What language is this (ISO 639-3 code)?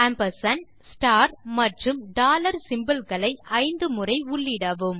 tam